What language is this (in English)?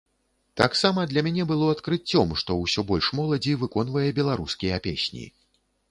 Belarusian